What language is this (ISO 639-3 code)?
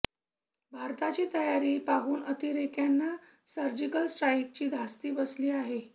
mar